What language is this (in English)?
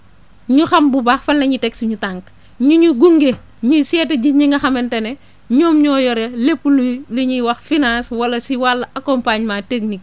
Wolof